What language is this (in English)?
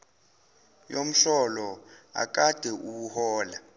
Zulu